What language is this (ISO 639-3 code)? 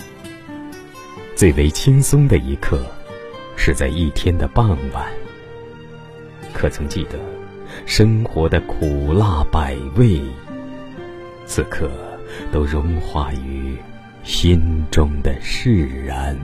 zho